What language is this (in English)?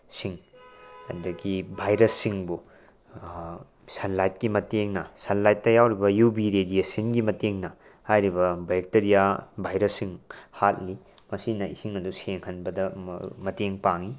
Manipuri